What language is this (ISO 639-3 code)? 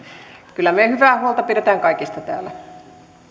fin